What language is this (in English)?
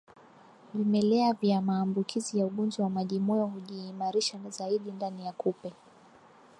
Swahili